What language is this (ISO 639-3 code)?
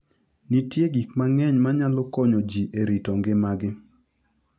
luo